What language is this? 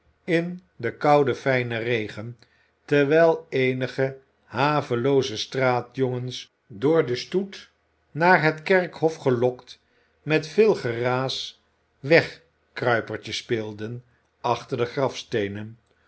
Dutch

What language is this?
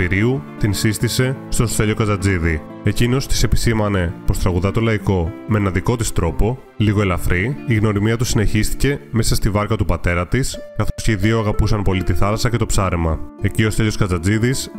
Greek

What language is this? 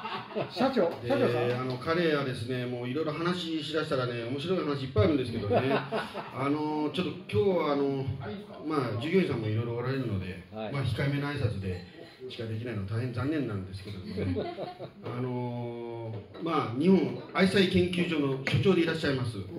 Japanese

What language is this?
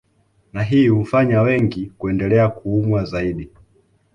Swahili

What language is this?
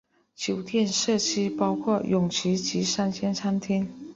Chinese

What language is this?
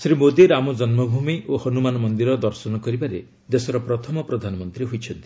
Odia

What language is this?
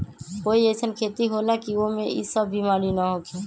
Magahi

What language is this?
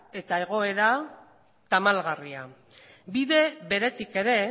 Basque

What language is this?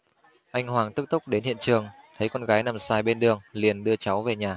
Vietnamese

